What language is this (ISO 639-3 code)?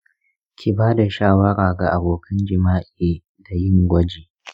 hau